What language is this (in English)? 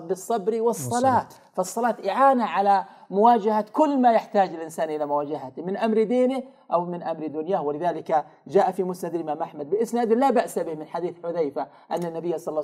Arabic